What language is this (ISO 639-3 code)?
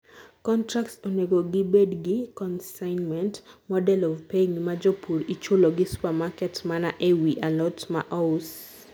luo